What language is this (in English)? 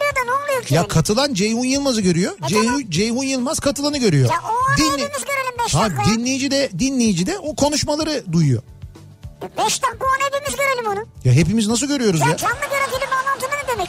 Turkish